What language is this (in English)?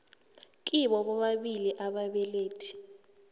South Ndebele